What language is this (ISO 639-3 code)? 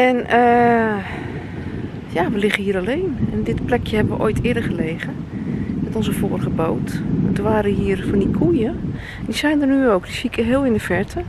nld